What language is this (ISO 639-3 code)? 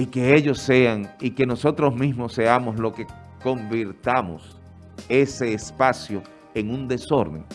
spa